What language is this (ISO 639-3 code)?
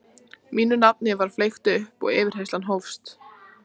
isl